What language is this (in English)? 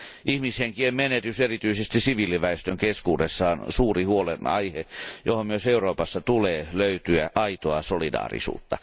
Finnish